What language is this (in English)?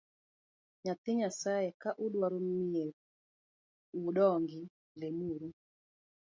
Luo (Kenya and Tanzania)